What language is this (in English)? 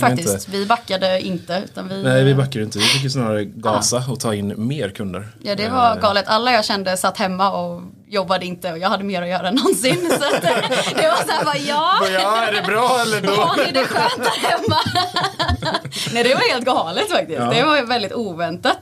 Swedish